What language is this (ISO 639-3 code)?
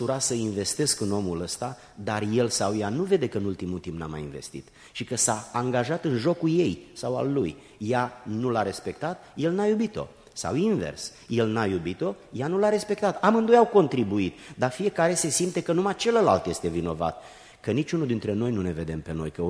ron